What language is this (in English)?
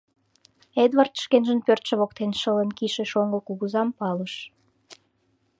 Mari